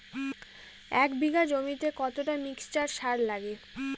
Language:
Bangla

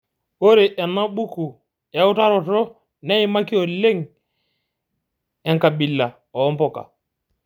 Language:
Masai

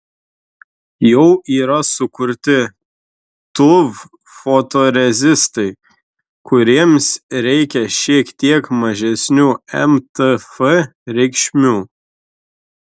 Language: Lithuanian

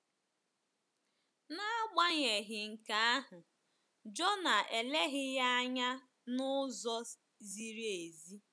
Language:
Igbo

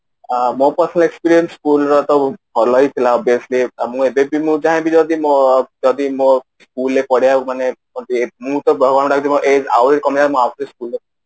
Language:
Odia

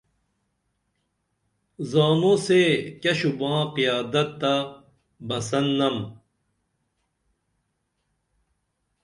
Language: Dameli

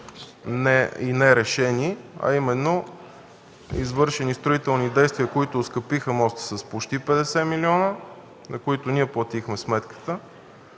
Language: Bulgarian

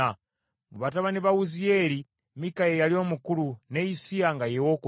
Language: Ganda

